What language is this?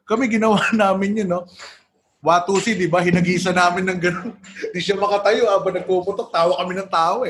Filipino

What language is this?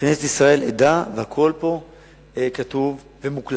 Hebrew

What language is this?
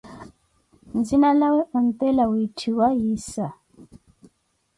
Koti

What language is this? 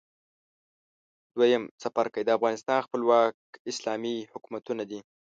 Pashto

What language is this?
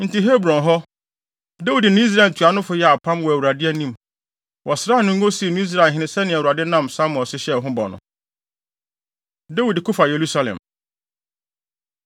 Akan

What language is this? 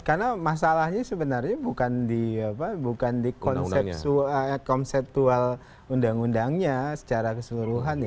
Indonesian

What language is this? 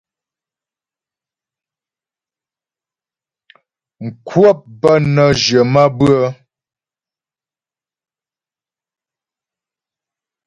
Ghomala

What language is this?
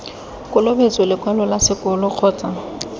Tswana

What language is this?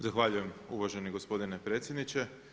Croatian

